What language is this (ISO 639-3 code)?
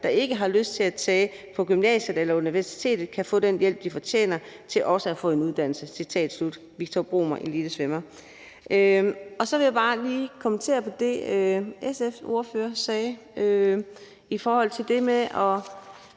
dan